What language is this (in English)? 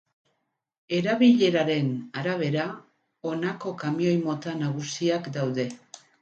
Basque